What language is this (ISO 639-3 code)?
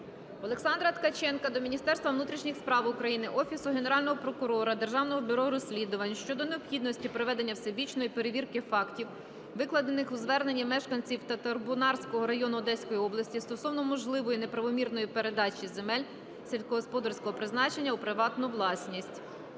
ukr